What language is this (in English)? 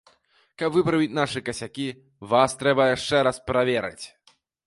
Belarusian